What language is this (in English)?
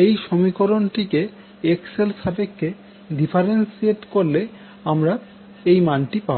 Bangla